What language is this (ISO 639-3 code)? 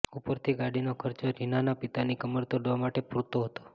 guj